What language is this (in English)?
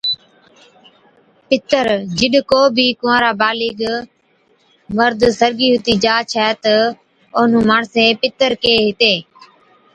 Od